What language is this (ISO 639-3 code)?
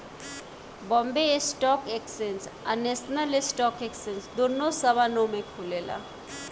bho